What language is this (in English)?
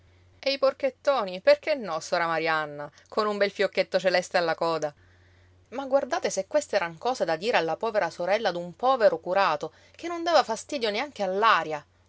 Italian